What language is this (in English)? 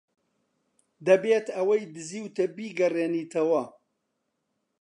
Central Kurdish